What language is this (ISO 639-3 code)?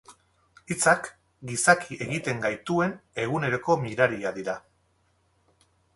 eus